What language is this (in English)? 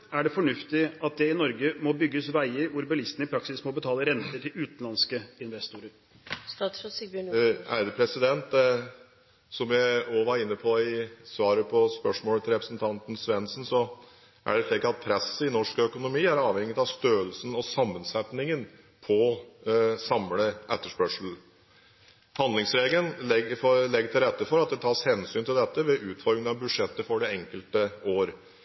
Norwegian Bokmål